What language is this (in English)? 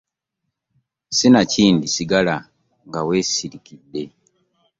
Ganda